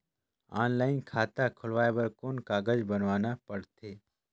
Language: Chhattisgarhi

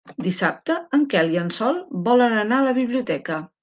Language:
Catalan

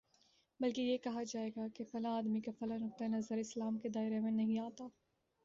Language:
Urdu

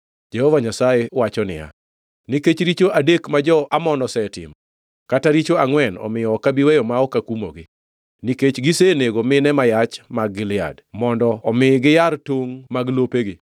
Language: Luo (Kenya and Tanzania)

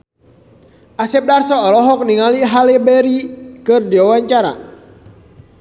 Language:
Sundanese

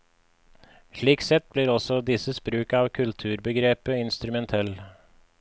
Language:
Norwegian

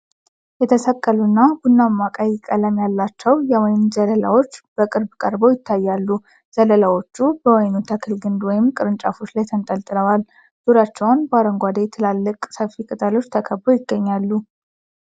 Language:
Amharic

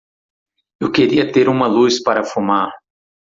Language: Portuguese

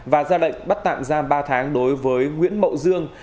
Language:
Vietnamese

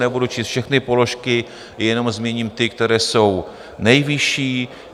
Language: Czech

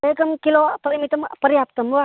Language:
Sanskrit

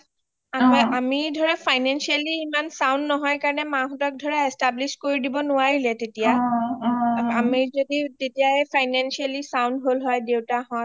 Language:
Assamese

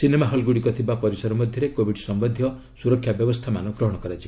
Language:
Odia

